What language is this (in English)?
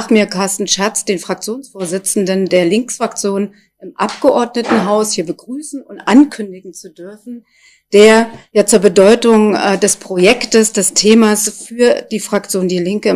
German